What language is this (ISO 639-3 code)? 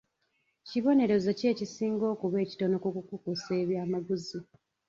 lug